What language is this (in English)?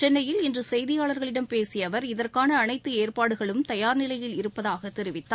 Tamil